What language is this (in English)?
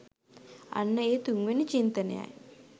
Sinhala